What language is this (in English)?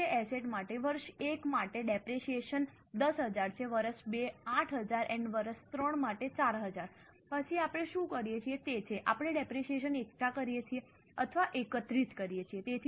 Gujarati